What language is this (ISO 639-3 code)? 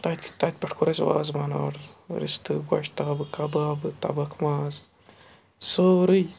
kas